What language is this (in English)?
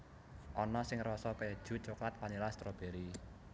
Javanese